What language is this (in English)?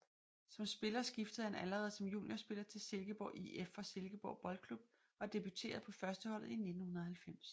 Danish